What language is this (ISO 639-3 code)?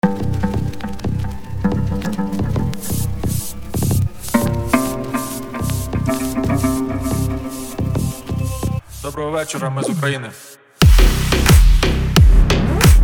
ukr